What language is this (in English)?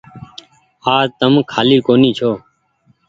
Goaria